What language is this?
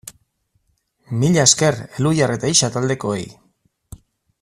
Basque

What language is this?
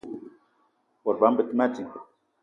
Eton (Cameroon)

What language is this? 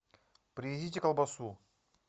Russian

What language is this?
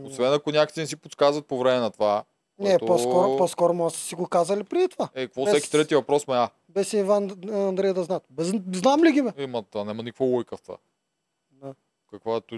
Bulgarian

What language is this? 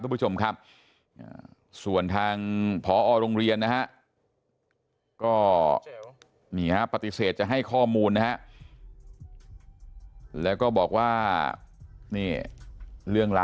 Thai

